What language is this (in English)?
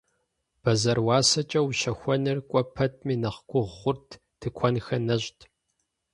Kabardian